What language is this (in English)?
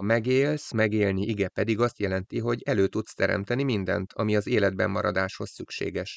Hungarian